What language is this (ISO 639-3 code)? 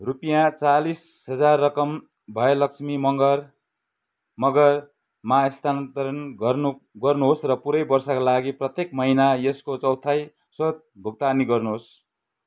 nep